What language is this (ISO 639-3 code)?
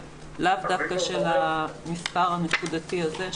heb